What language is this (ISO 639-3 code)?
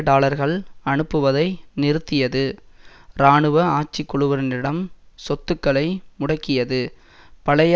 tam